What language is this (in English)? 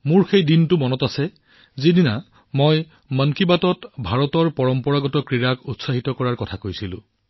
Assamese